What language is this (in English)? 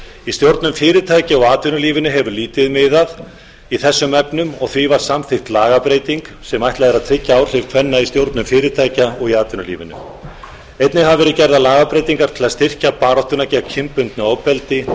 Icelandic